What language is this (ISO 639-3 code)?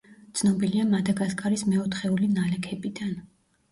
kat